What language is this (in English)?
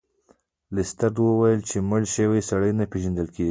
Pashto